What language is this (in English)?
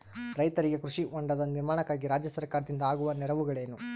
Kannada